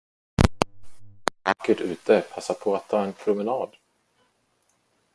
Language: Swedish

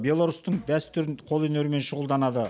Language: Kazakh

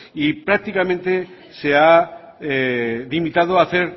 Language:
Spanish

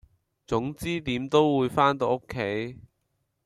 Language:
Cantonese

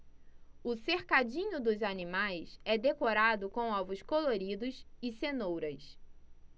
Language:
Portuguese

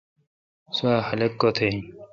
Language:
Kalkoti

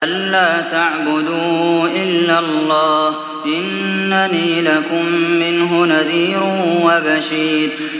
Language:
Arabic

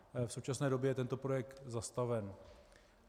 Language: Czech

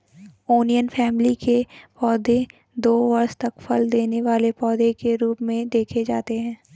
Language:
Hindi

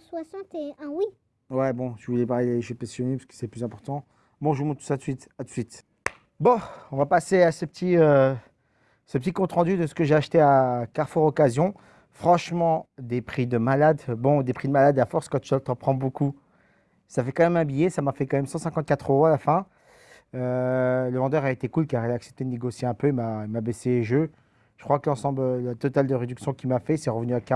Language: French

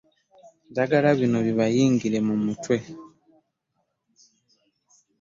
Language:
Ganda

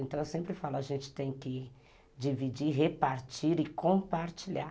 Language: Portuguese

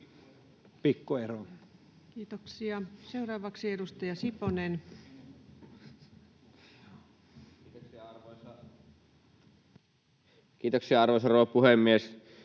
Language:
Finnish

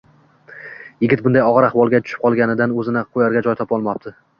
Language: Uzbek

